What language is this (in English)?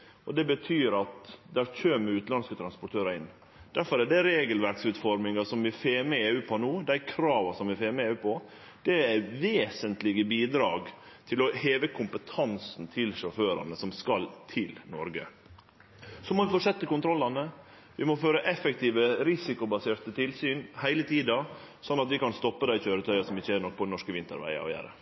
Norwegian Nynorsk